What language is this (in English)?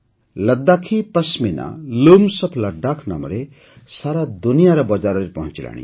Odia